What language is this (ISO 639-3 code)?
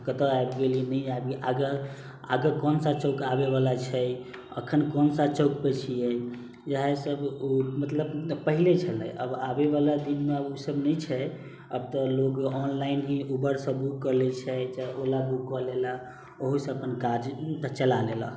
mai